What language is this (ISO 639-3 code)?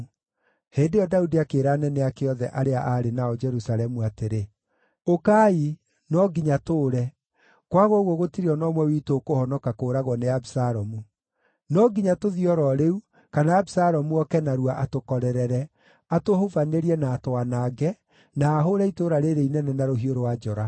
kik